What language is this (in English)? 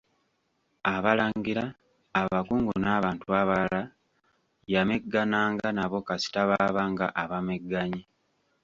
Ganda